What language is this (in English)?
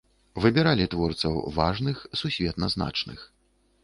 Belarusian